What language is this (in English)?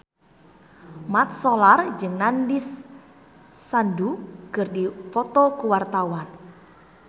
Sundanese